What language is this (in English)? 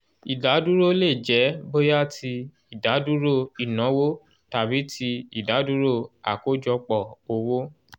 Yoruba